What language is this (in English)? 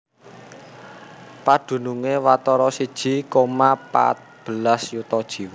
Javanese